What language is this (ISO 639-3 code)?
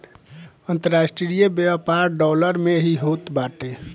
bho